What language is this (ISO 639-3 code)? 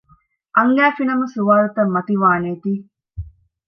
div